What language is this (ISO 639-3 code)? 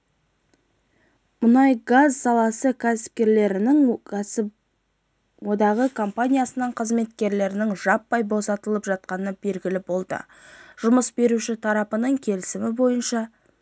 kaz